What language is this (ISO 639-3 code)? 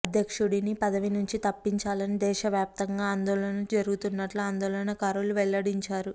tel